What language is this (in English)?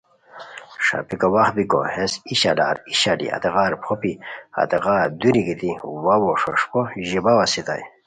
Khowar